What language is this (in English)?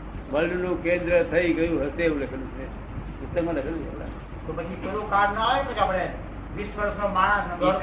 Gujarati